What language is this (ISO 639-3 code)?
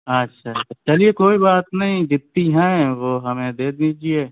urd